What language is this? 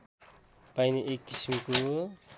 Nepali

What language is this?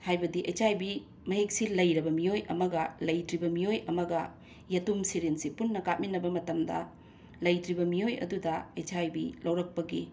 Manipuri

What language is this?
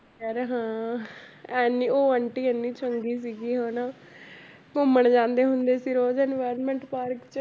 Punjabi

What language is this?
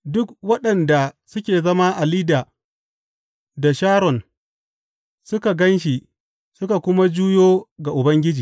Hausa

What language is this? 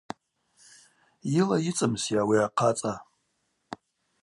Abaza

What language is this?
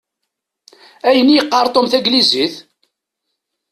Kabyle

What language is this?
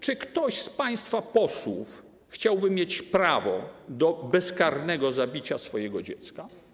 Polish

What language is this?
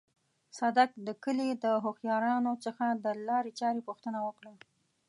Pashto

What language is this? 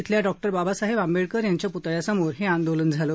Marathi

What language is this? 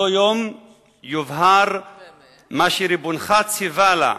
Hebrew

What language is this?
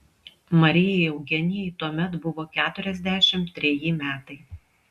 Lithuanian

